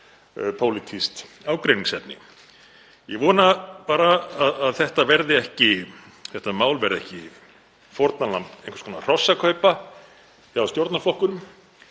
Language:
Icelandic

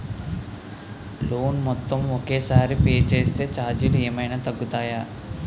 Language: Telugu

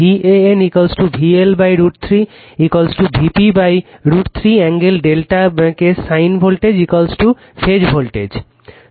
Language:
Bangla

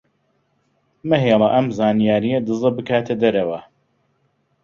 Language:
Central Kurdish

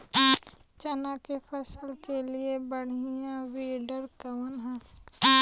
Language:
Bhojpuri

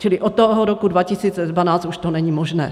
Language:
Czech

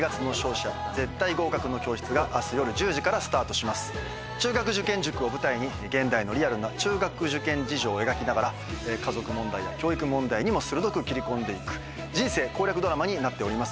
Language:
Japanese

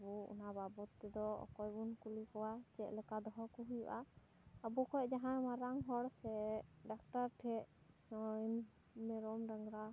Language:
Santali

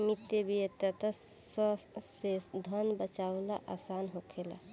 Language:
Bhojpuri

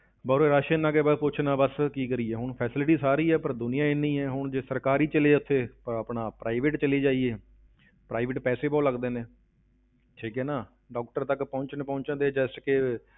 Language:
Punjabi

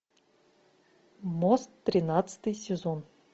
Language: Russian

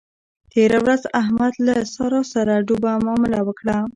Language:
Pashto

